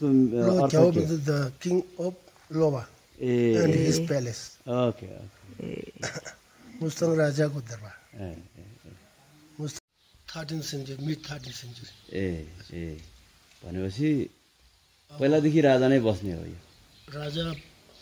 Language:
Hindi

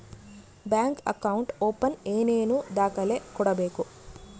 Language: Kannada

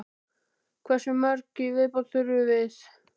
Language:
Icelandic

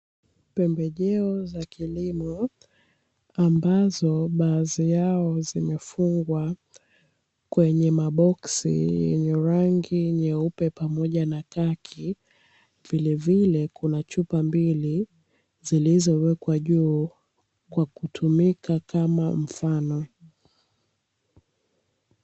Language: Swahili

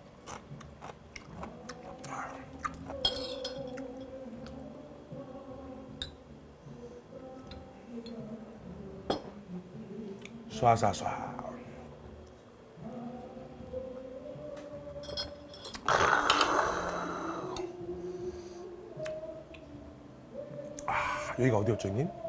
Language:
Korean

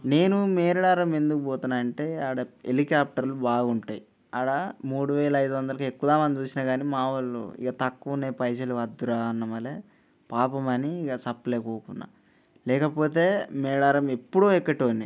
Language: Telugu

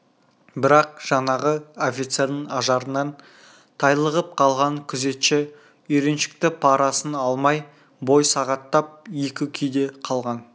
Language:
Kazakh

